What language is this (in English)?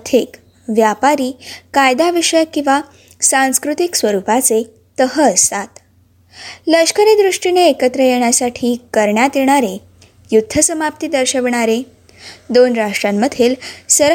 Marathi